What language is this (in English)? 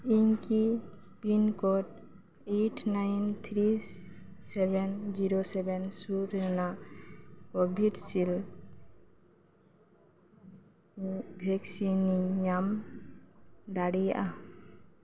Santali